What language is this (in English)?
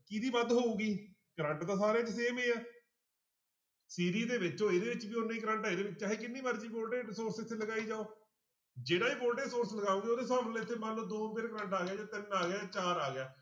Punjabi